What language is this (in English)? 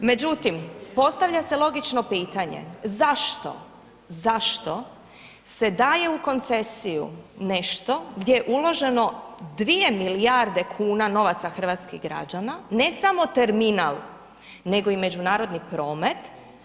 Croatian